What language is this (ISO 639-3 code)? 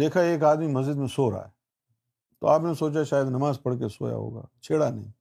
urd